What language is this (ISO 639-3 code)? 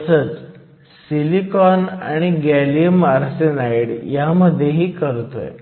mar